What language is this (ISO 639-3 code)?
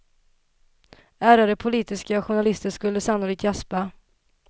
swe